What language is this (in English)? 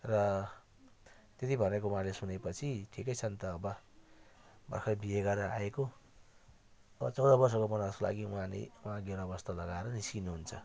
Nepali